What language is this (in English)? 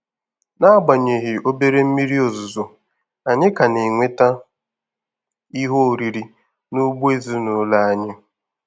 Igbo